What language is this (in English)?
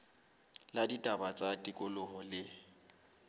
Southern Sotho